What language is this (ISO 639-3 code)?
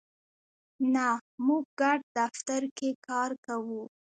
pus